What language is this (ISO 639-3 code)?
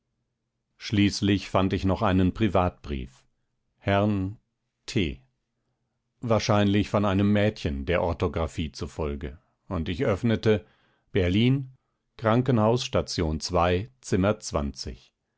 deu